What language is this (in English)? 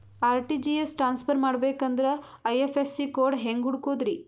Kannada